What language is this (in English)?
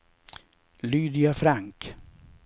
Swedish